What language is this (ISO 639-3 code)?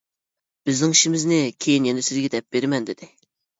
uig